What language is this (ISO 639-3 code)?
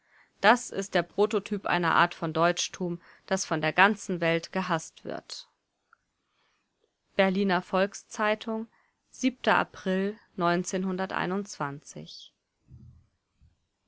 deu